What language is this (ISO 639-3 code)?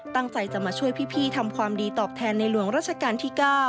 tha